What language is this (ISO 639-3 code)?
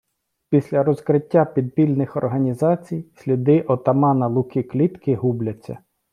ukr